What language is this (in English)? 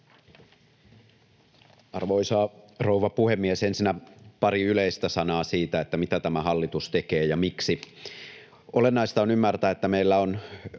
Finnish